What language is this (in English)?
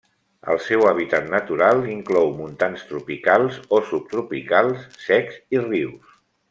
Catalan